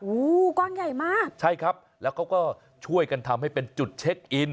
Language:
Thai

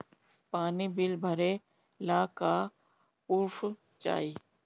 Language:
Bhojpuri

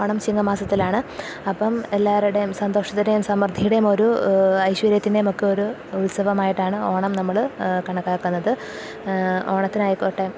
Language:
Malayalam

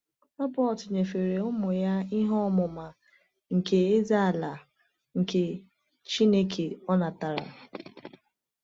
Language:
Igbo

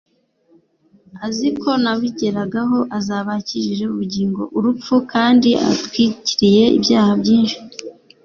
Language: Kinyarwanda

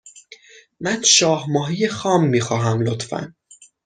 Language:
Persian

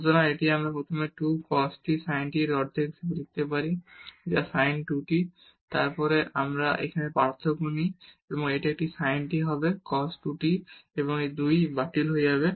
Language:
Bangla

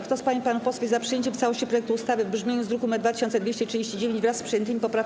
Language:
Polish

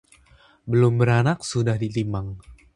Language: Indonesian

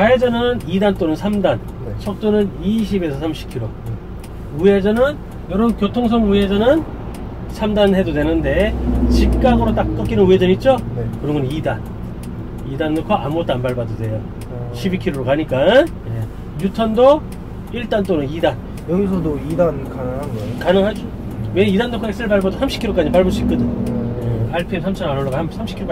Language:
Korean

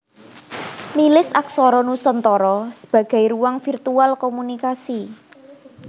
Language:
Javanese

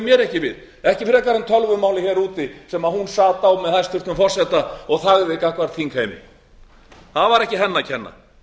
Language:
Icelandic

